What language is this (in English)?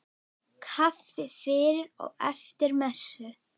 Icelandic